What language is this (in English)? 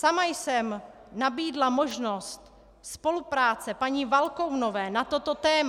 Czech